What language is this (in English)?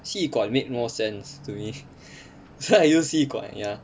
English